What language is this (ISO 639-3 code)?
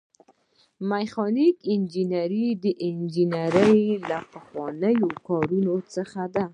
pus